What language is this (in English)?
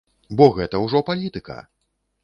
Belarusian